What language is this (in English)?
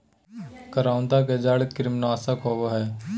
Magahi